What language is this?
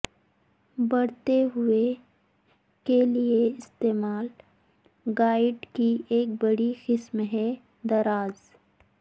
Urdu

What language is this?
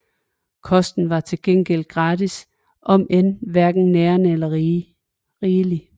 Danish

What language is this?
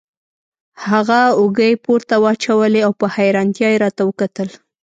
Pashto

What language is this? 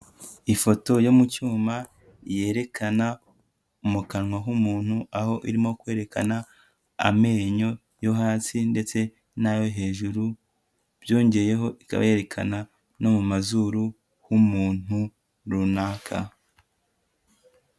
Kinyarwanda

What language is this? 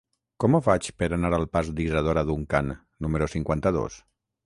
Catalan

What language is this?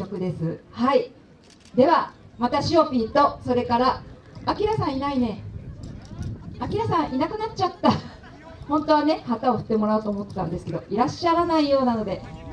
Japanese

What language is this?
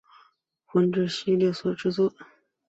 Chinese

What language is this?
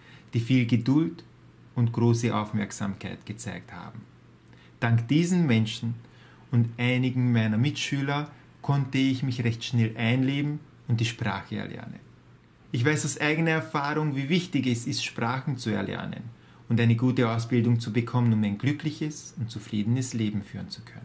German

